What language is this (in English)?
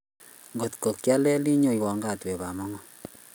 Kalenjin